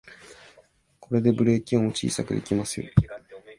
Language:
Japanese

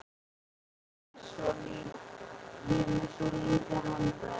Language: Icelandic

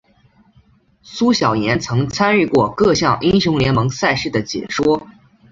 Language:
Chinese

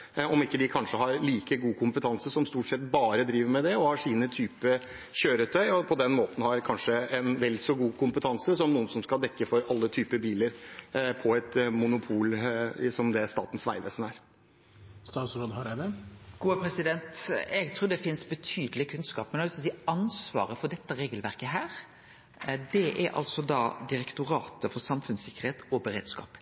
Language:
Norwegian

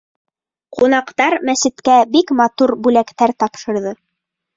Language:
Bashkir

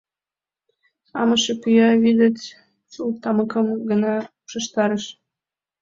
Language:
Mari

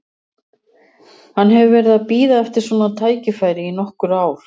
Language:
Icelandic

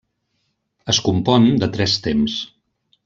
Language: Catalan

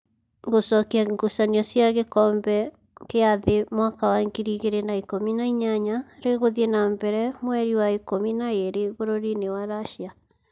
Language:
Kikuyu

